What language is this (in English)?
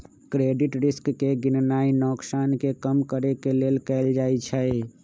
Magahi